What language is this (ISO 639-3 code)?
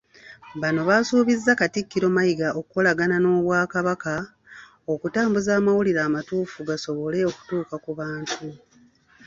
lug